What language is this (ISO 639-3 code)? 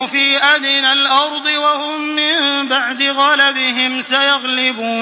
ara